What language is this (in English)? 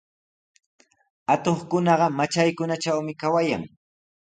Sihuas Ancash Quechua